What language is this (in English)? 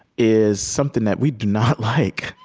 English